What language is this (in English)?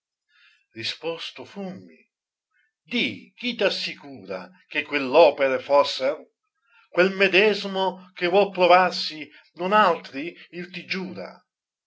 Italian